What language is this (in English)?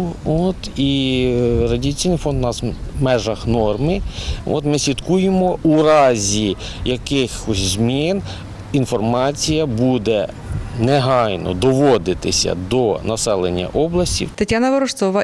Ukrainian